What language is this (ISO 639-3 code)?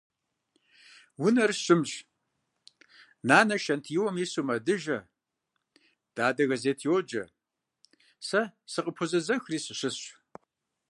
kbd